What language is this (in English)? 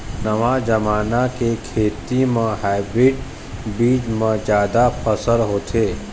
Chhattisgarhi